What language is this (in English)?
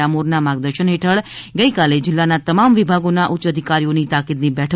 Gujarati